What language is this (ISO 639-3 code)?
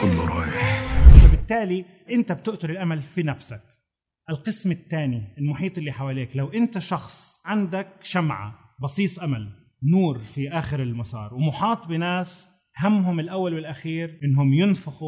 ara